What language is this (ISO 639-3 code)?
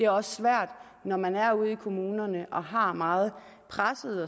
dan